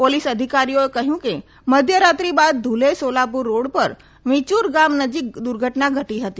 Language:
Gujarati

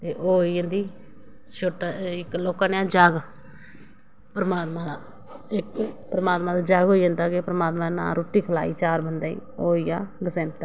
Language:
Dogri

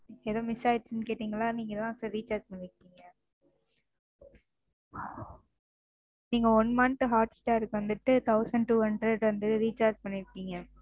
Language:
Tamil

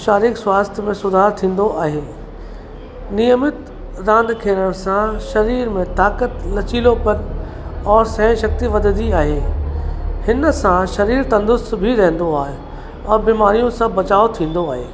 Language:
Sindhi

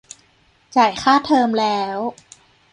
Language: Thai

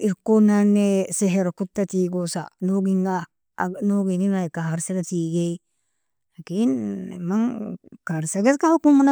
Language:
Nobiin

